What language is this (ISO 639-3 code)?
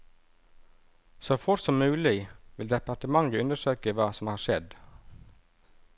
nor